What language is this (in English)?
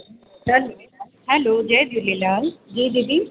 Sindhi